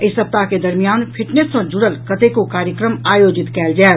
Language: Maithili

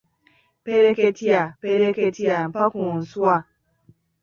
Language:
Ganda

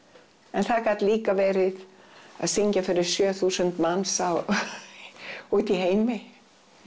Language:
Icelandic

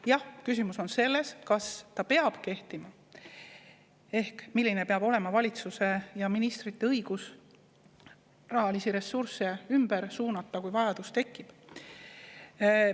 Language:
Estonian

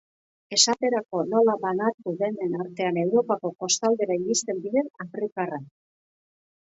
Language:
Basque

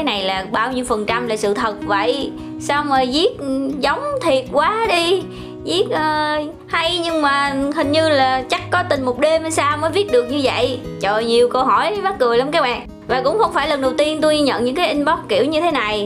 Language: Vietnamese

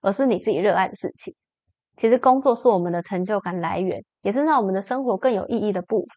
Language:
Chinese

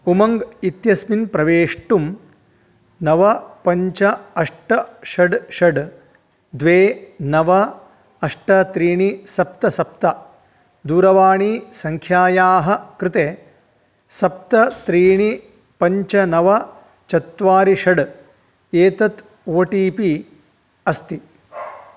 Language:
Sanskrit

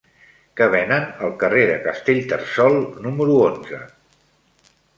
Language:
Catalan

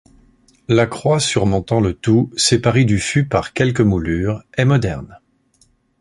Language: French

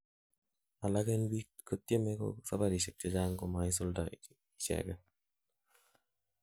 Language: Kalenjin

